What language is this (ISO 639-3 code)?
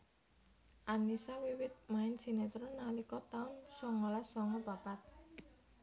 jav